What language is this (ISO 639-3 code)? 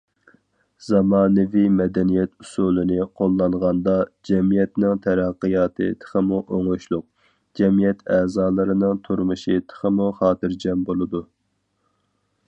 uig